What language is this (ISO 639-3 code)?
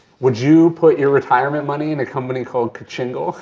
eng